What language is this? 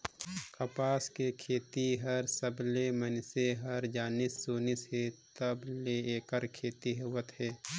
Chhattisgarhi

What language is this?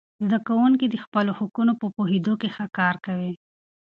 Pashto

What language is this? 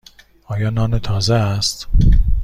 Persian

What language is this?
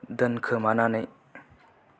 Bodo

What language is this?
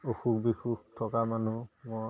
Assamese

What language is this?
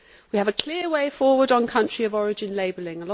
English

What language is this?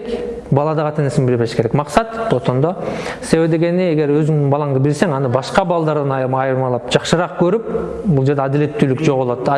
Turkish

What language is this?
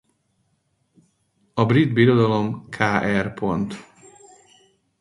Hungarian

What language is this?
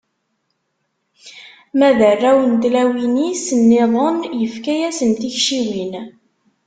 Kabyle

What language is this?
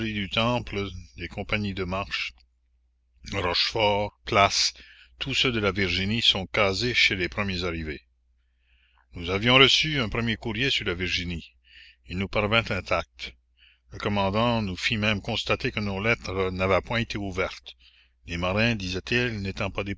French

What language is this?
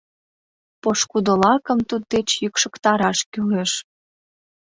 Mari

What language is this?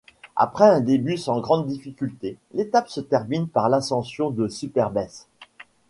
French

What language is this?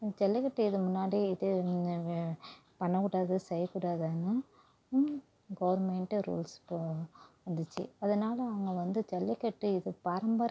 Tamil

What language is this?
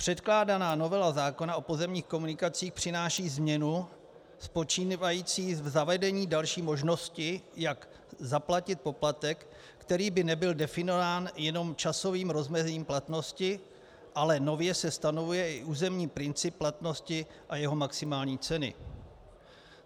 Czech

